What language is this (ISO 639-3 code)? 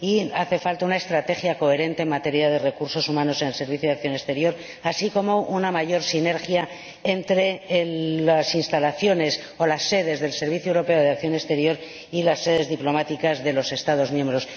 spa